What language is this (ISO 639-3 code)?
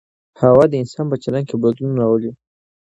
pus